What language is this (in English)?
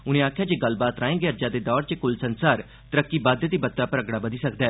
Dogri